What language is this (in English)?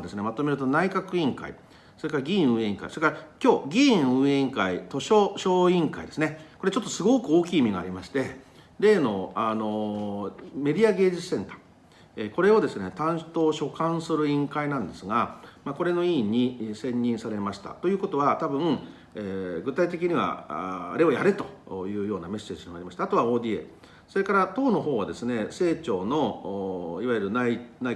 Japanese